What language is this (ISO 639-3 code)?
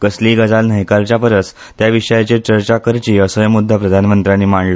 kok